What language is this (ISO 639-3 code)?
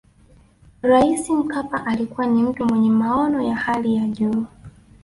swa